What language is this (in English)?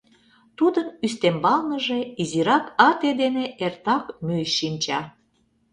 Mari